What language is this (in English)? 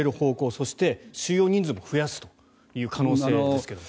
Japanese